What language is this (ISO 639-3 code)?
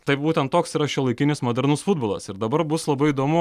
lit